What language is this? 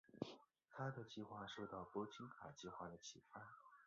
Chinese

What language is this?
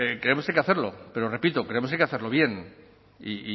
Spanish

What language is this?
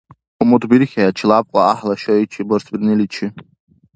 Dargwa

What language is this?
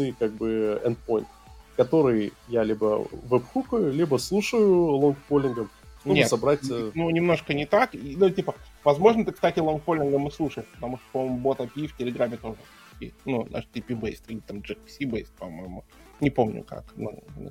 Russian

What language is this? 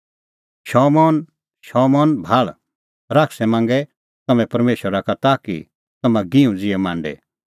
Kullu Pahari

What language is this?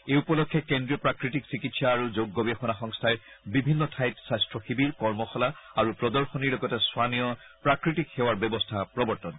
Assamese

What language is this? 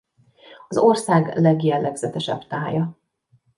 Hungarian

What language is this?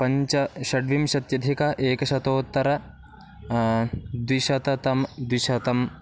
Sanskrit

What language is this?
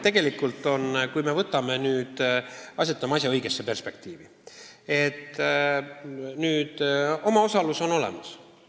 Estonian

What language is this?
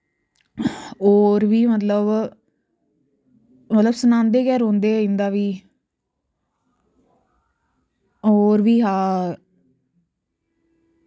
Dogri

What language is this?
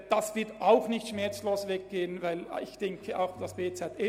Swiss German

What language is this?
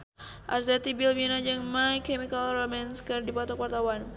Sundanese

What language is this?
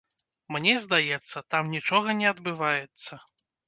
Belarusian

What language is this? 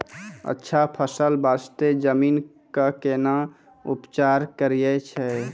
Maithili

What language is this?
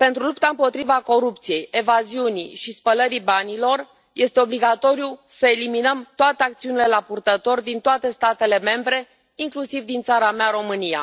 Romanian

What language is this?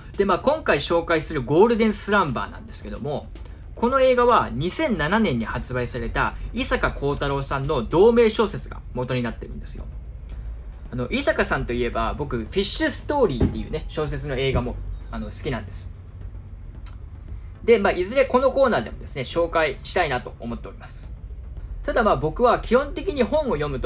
Japanese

